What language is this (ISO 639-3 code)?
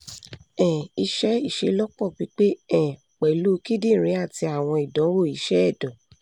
yor